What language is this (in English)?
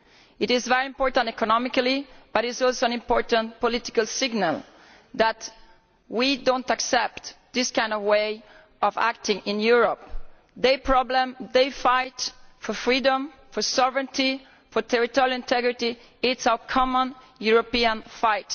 English